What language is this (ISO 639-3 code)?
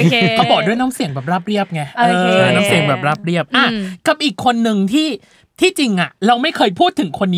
tha